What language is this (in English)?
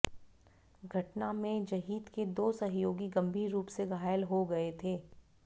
Hindi